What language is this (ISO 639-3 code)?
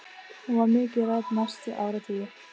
isl